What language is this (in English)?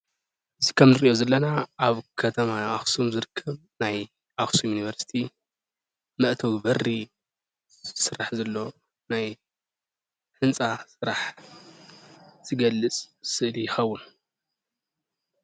Tigrinya